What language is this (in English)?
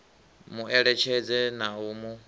Venda